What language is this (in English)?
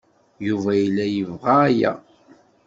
Kabyle